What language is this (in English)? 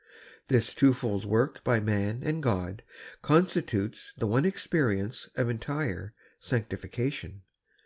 English